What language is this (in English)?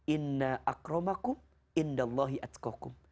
Indonesian